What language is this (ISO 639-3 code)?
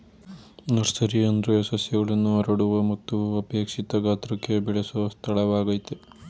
kan